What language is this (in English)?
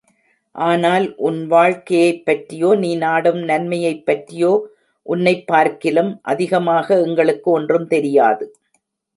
Tamil